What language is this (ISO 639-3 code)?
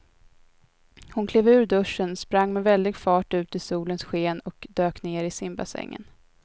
swe